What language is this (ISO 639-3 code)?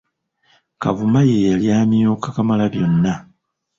lug